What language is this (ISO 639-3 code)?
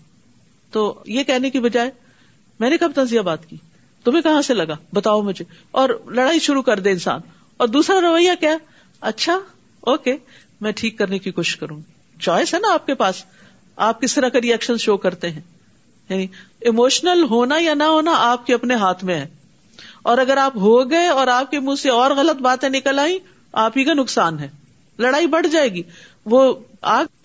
urd